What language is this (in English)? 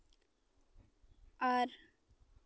Santali